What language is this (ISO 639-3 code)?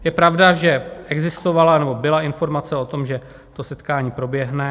ces